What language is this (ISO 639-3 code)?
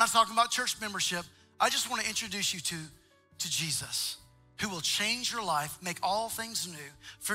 eng